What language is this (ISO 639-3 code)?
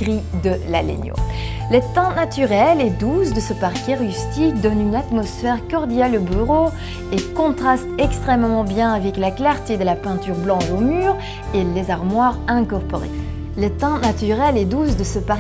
fra